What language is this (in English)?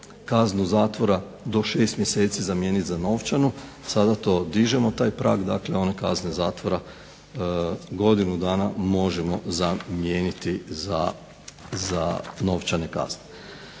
Croatian